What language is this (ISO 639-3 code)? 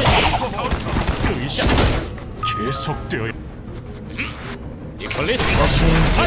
kor